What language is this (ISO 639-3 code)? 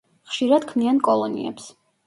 kat